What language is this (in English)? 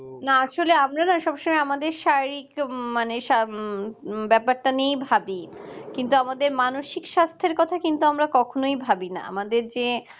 Bangla